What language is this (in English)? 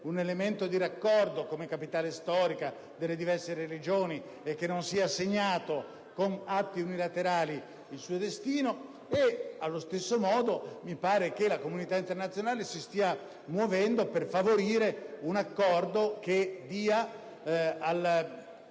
Italian